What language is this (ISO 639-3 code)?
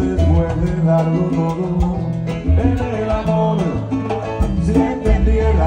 tha